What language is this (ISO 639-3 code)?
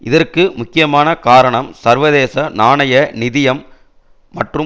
tam